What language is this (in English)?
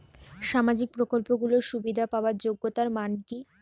Bangla